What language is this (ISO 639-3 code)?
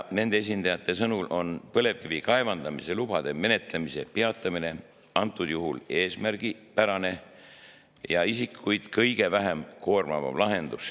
est